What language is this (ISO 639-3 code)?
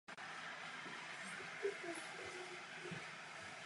ces